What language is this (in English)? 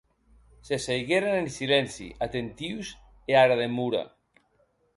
Occitan